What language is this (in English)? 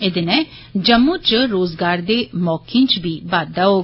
Dogri